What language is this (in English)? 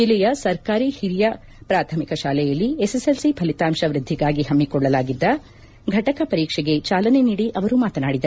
Kannada